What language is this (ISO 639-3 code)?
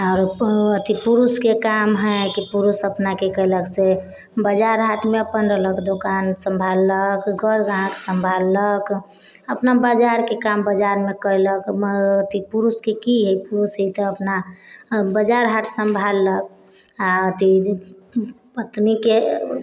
mai